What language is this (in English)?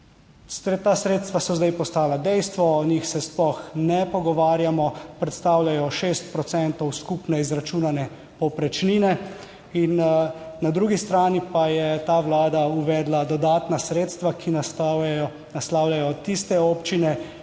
Slovenian